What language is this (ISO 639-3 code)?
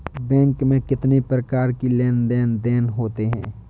hin